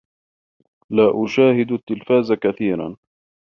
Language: Arabic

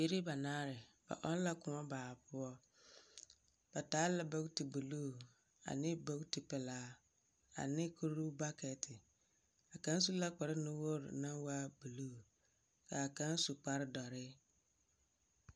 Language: Southern Dagaare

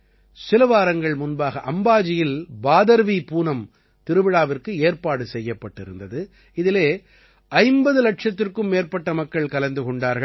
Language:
Tamil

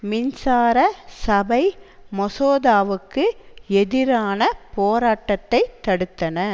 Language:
Tamil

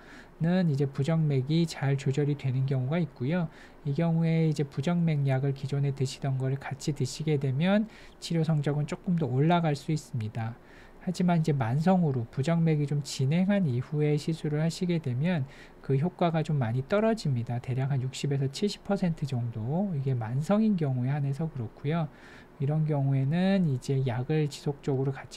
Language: Korean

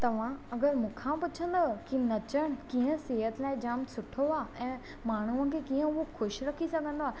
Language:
Sindhi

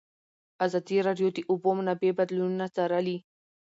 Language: Pashto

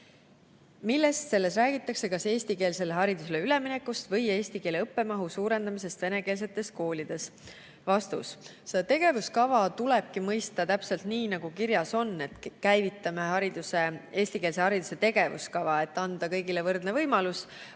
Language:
Estonian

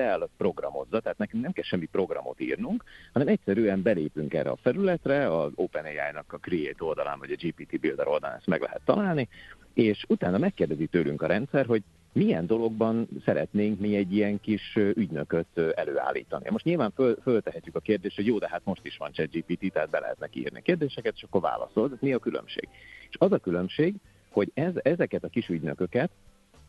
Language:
Hungarian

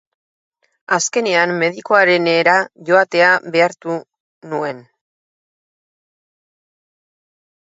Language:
Basque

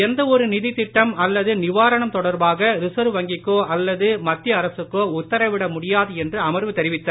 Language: Tamil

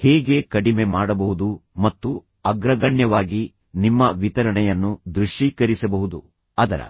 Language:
Kannada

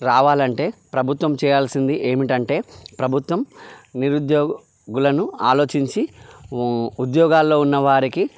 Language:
Telugu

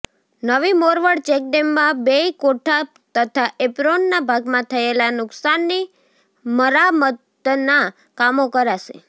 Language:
Gujarati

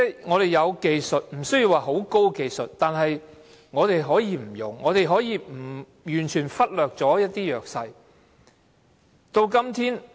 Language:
Cantonese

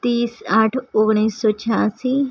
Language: Gujarati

